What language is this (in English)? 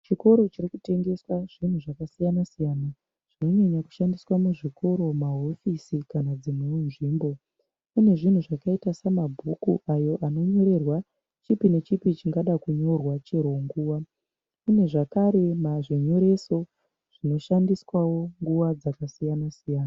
Shona